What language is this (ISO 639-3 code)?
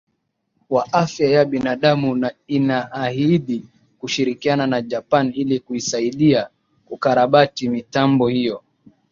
swa